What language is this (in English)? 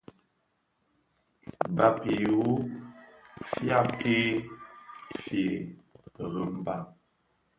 Bafia